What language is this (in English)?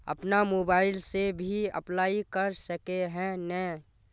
Magahi